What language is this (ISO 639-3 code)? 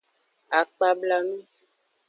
ajg